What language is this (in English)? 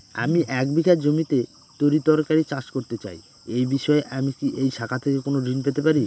Bangla